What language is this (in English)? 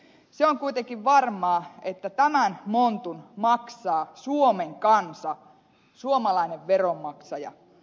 Finnish